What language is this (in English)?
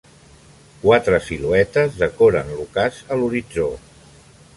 Catalan